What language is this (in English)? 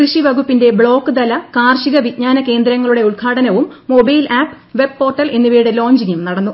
Malayalam